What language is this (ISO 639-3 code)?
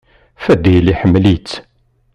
kab